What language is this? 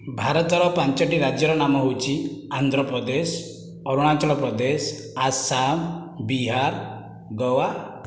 Odia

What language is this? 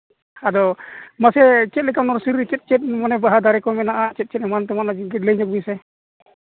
Santali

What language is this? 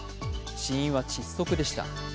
Japanese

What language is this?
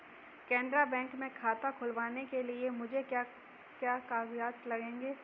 Hindi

